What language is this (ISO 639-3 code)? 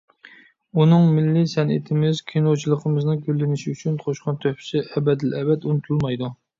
uig